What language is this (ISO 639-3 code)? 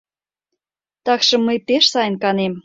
chm